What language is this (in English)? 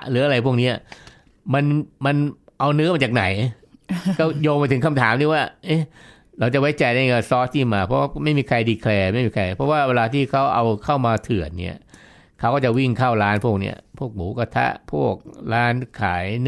Thai